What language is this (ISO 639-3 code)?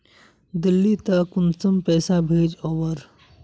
mag